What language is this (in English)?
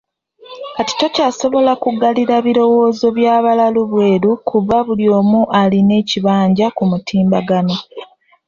Ganda